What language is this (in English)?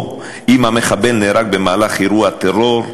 Hebrew